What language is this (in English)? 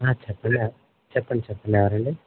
Telugu